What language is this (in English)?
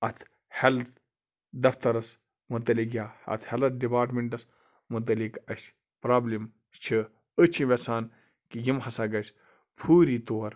Kashmiri